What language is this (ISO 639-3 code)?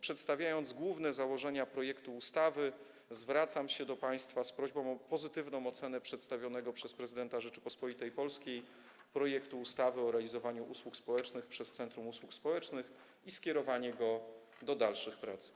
pol